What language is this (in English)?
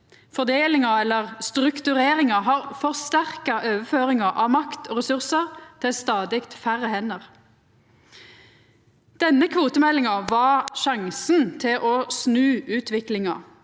Norwegian